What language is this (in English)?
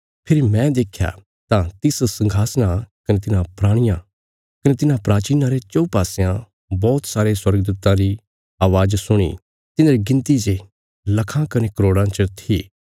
Bilaspuri